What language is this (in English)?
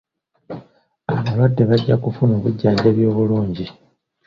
Ganda